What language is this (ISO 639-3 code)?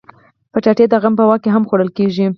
pus